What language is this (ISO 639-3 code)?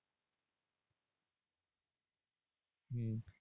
ben